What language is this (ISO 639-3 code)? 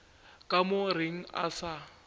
nso